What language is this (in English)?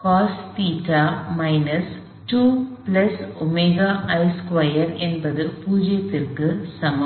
Tamil